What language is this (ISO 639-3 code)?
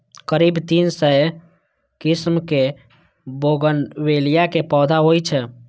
mai